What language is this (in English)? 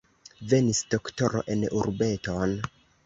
Esperanto